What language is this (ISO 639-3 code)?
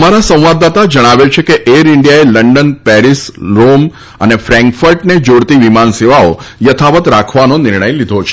guj